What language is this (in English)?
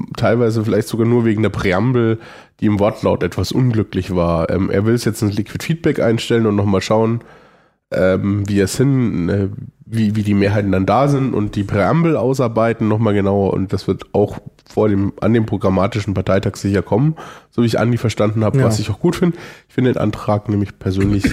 German